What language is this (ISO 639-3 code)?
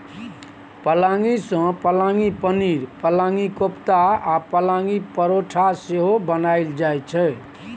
mai